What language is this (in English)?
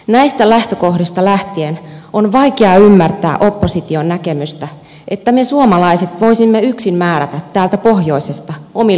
Finnish